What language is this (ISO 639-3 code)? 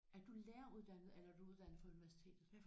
dan